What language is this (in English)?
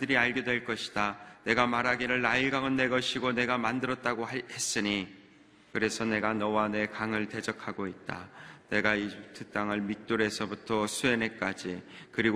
Korean